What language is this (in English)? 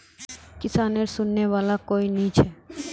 Magahi